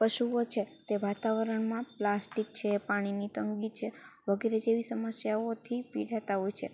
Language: Gujarati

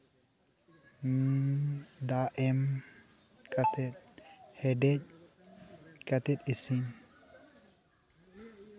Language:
Santali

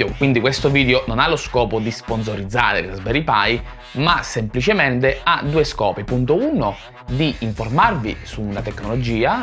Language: Italian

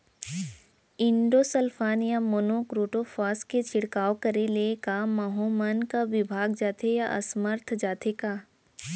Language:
Chhattisgarhi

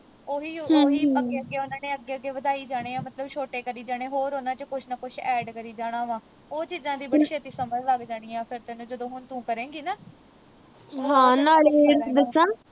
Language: Punjabi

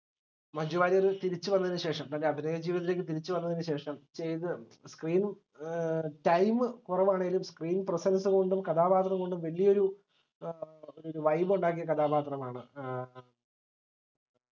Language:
Malayalam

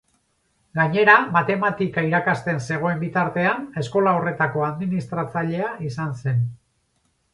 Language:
Basque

